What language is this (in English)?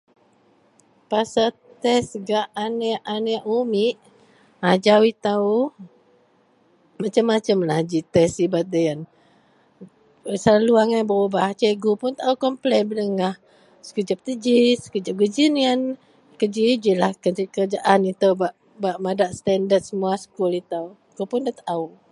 Central Melanau